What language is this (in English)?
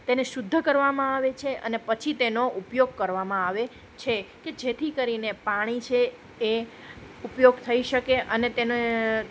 Gujarati